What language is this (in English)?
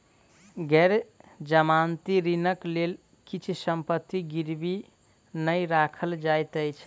Maithili